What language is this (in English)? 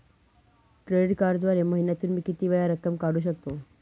Marathi